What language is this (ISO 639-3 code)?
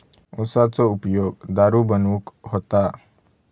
mar